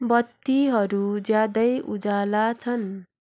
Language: Nepali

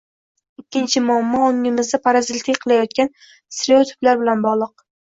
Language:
Uzbek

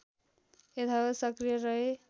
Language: Nepali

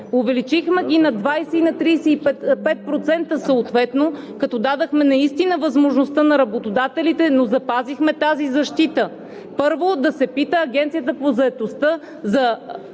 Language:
Bulgarian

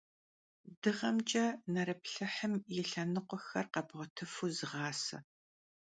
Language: Kabardian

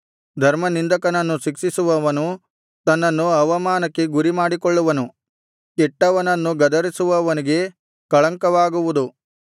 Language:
Kannada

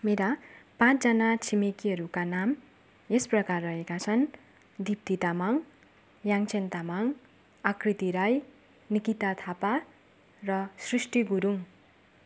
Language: Nepali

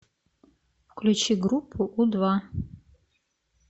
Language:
Russian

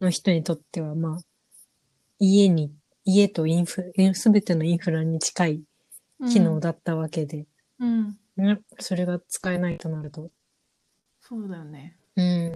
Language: Japanese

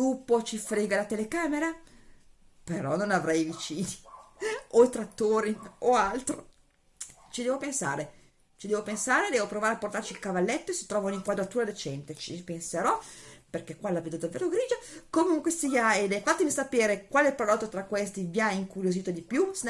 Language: Italian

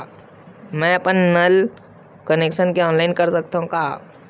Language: Chhattisgarhi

